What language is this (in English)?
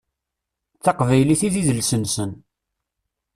Kabyle